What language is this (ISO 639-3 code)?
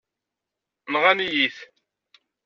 kab